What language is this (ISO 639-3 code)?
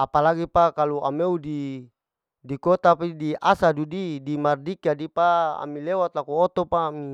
alo